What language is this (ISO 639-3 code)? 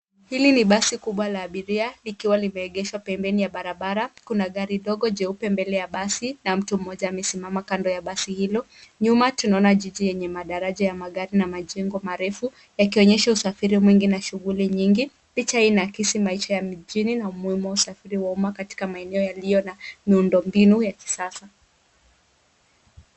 swa